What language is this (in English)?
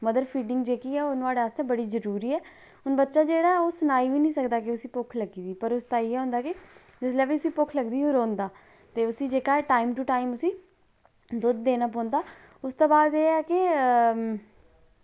Dogri